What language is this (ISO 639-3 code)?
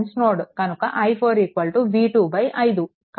tel